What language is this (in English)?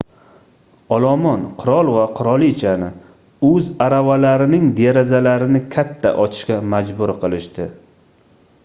Uzbek